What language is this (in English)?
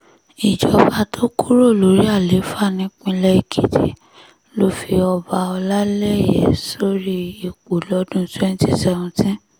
Yoruba